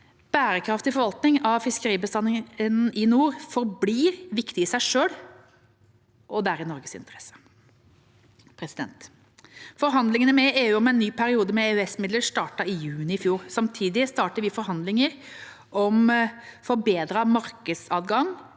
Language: Norwegian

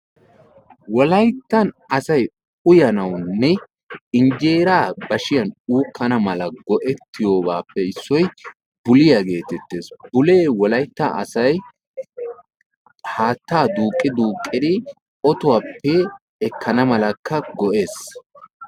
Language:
Wolaytta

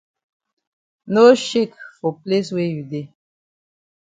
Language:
Cameroon Pidgin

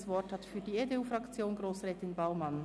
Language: Swiss German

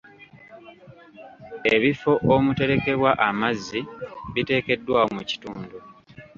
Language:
Ganda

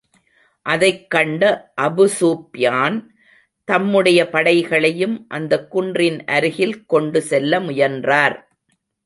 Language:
Tamil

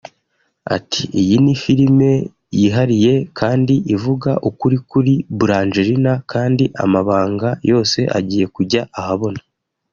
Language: Kinyarwanda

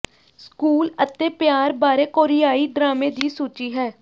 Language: Punjabi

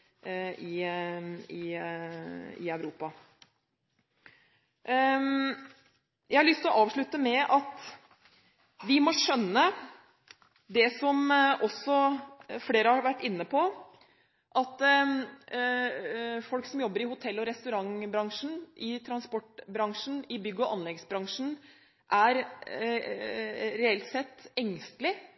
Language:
Norwegian Bokmål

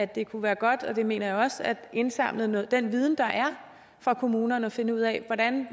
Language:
Danish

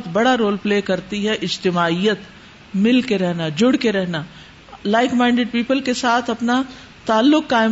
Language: Urdu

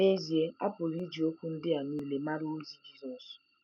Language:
Igbo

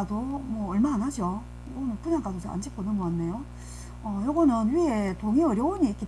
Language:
Korean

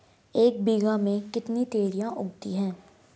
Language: Hindi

